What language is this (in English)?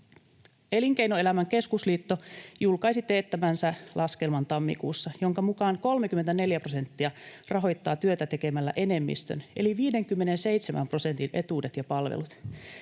Finnish